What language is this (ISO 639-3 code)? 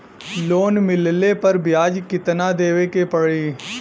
bho